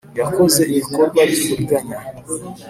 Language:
Kinyarwanda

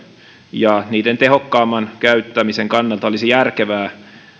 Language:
Finnish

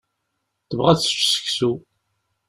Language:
Kabyle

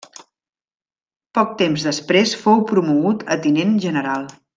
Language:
Catalan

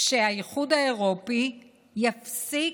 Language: Hebrew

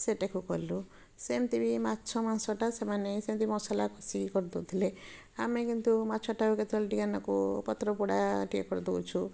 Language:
Odia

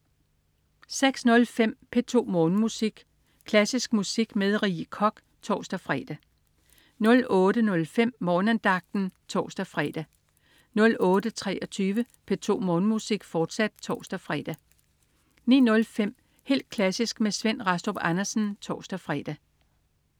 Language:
Danish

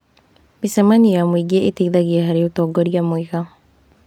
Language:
Kikuyu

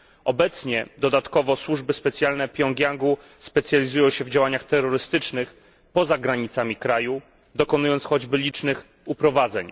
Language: Polish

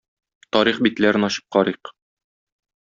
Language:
Tatar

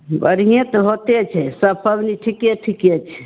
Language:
Maithili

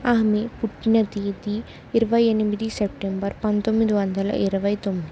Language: Telugu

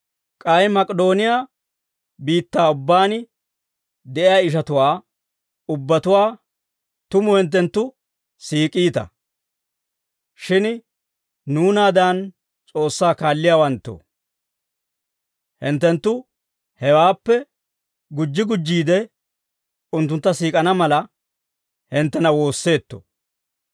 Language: Dawro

